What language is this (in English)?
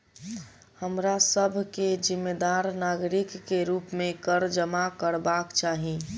Maithili